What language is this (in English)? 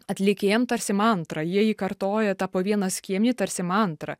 Lithuanian